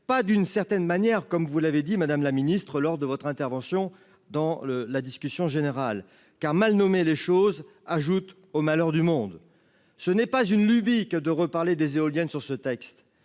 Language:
French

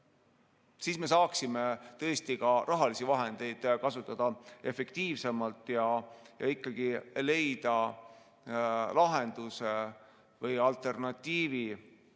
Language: Estonian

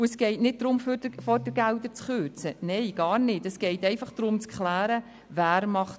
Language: Swiss German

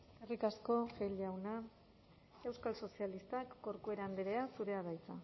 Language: Basque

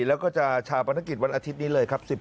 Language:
Thai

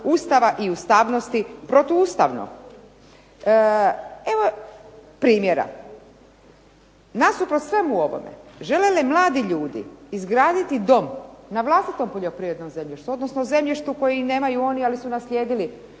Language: Croatian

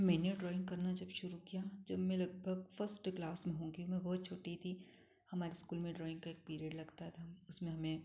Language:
Hindi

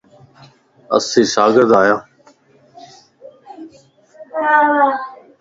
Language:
Lasi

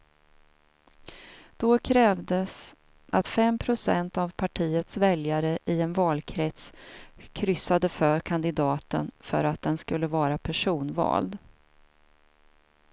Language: Swedish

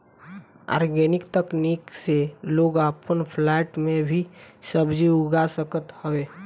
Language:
Bhojpuri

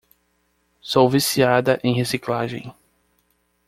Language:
Portuguese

